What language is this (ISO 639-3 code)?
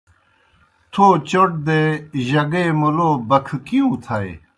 plk